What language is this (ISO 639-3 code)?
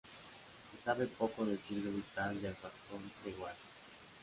spa